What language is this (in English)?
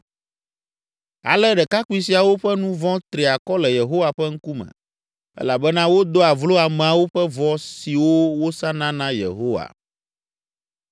Ewe